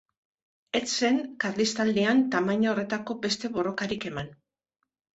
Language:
Basque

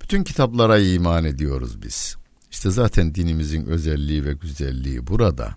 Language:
Turkish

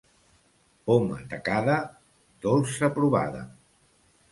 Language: Catalan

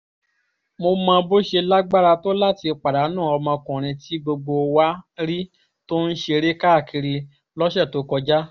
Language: Yoruba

